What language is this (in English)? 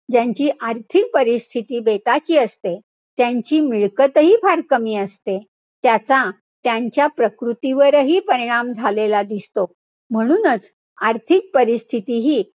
Marathi